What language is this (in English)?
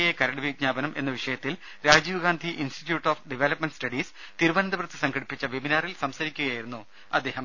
Malayalam